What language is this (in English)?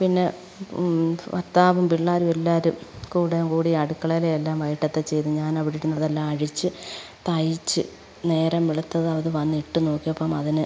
Malayalam